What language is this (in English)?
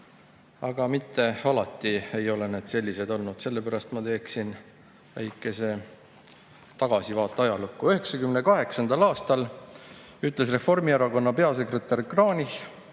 Estonian